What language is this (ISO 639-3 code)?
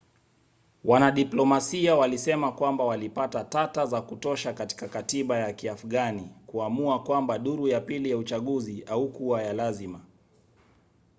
swa